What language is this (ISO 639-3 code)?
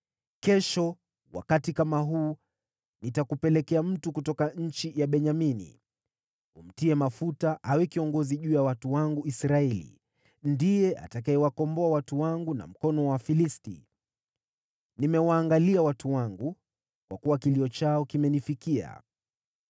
swa